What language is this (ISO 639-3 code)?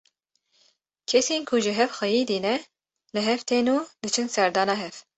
kur